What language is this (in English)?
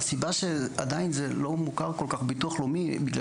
Hebrew